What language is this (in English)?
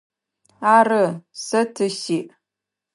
Adyghe